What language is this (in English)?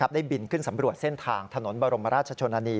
Thai